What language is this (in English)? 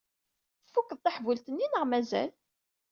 Kabyle